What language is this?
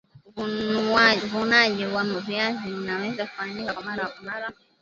Swahili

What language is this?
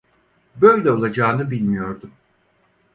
Turkish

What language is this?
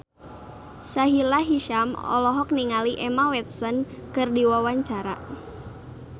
Sundanese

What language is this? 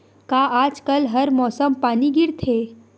Chhattisgarhi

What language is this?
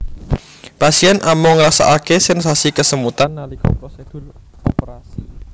Javanese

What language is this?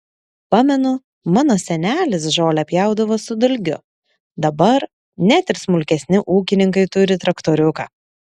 Lithuanian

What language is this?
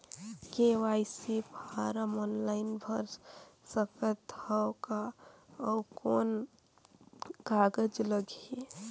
Chhattisgarhi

